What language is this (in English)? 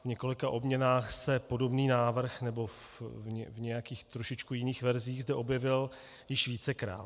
Czech